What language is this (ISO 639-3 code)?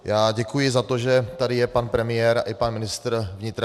ces